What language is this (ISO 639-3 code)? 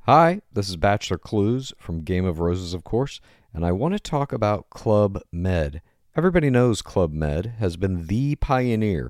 swe